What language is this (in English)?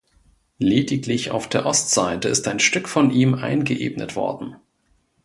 German